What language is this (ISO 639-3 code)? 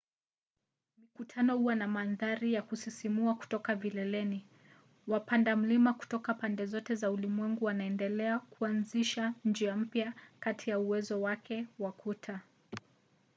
swa